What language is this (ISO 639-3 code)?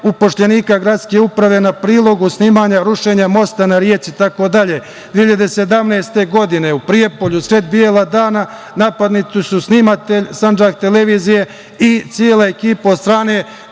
srp